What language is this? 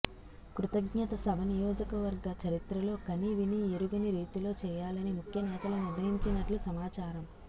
Telugu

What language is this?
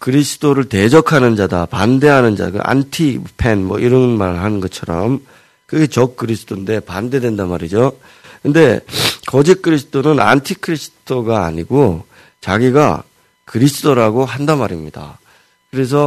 Korean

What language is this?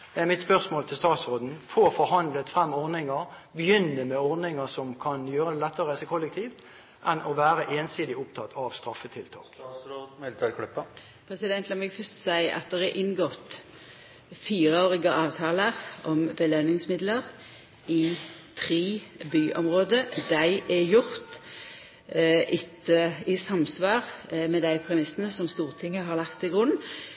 Norwegian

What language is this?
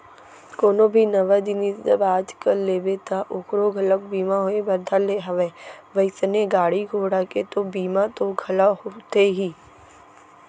Chhattisgarhi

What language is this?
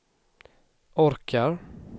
Swedish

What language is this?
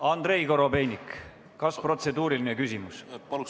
Estonian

